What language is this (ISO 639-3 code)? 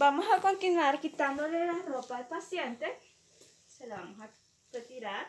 spa